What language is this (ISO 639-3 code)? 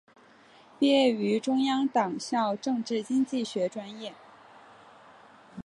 zho